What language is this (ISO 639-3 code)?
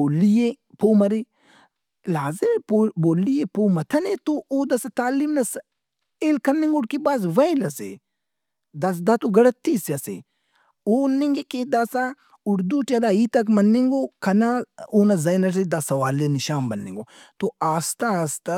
brh